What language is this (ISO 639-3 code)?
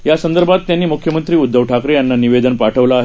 mar